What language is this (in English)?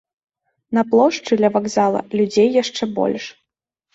Belarusian